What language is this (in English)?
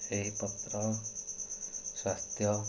Odia